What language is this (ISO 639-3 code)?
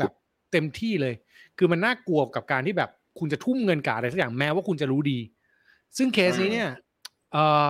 tha